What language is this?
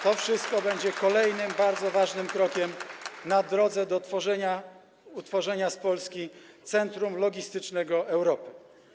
Polish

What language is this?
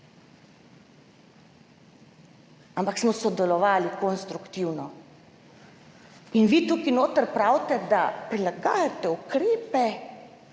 Slovenian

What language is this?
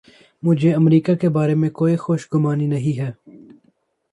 Urdu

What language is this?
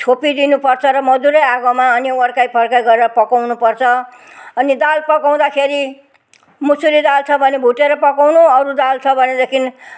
Nepali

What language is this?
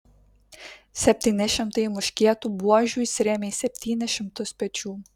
Lithuanian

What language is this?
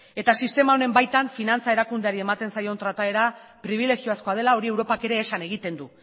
Basque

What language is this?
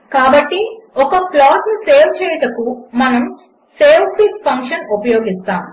Telugu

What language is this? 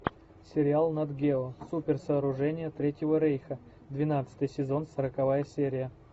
Russian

